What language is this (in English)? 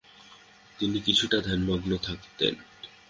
Bangla